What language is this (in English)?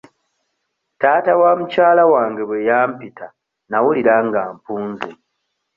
Ganda